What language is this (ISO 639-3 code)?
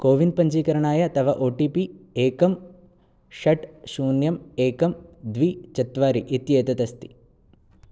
san